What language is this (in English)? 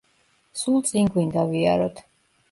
Georgian